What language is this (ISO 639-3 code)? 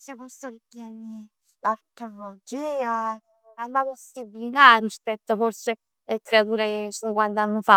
nap